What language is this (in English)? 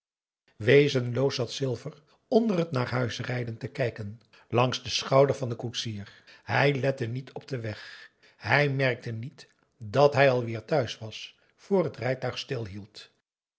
Dutch